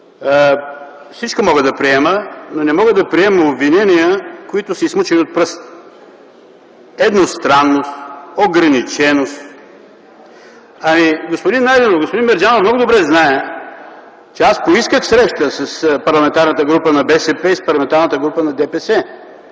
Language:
Bulgarian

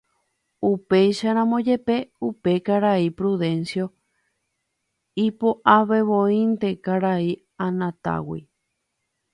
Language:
Guarani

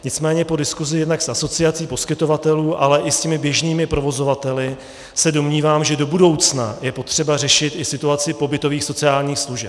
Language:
Czech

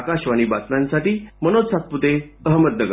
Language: Marathi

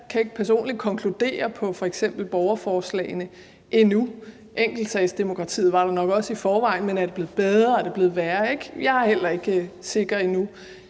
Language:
Danish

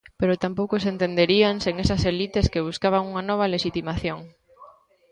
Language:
Galician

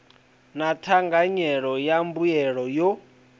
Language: Venda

